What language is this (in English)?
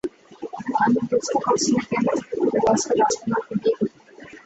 Bangla